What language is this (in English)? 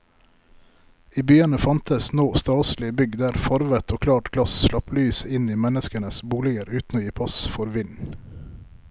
Norwegian